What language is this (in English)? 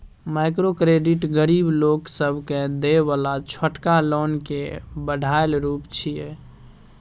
Maithili